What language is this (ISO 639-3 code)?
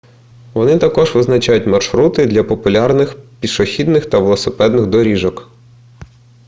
ukr